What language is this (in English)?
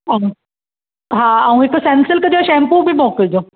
Sindhi